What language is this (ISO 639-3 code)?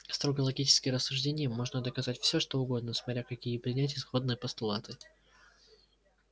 rus